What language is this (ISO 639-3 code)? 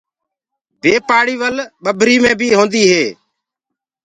ggg